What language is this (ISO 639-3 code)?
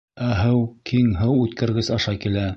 bak